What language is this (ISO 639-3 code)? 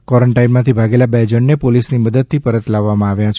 guj